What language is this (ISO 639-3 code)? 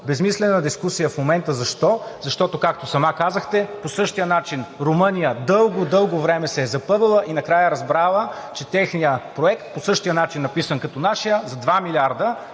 bul